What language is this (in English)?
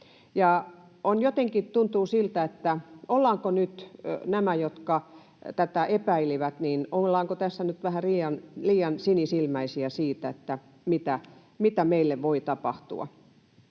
Finnish